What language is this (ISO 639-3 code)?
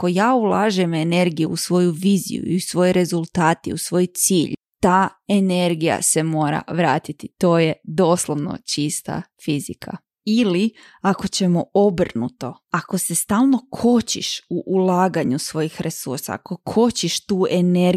hrv